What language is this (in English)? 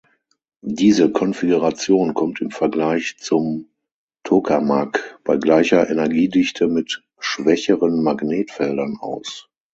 German